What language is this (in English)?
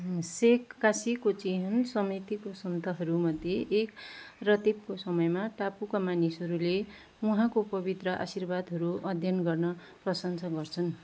Nepali